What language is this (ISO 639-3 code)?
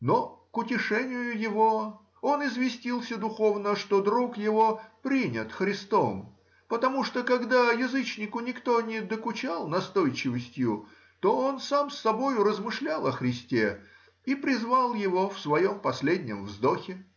rus